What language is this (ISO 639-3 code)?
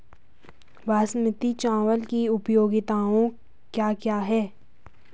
hin